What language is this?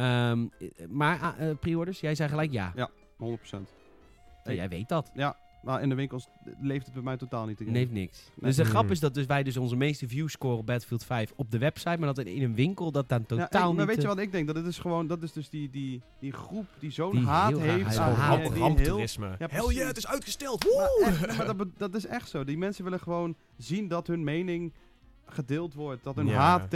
Dutch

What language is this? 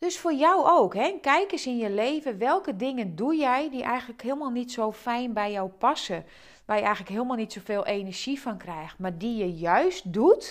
Dutch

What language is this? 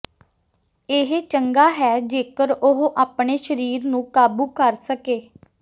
Punjabi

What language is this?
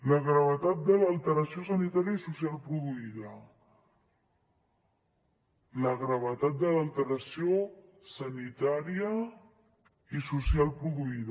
Catalan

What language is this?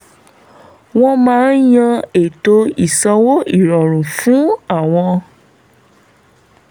Yoruba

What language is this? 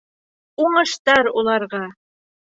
Bashkir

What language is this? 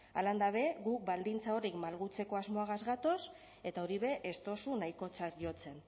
Basque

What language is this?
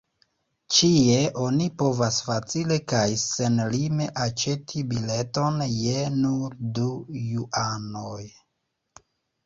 Esperanto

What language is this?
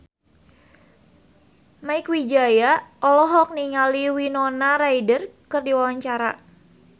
Sundanese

